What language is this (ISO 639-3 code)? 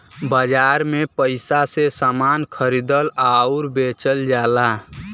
bho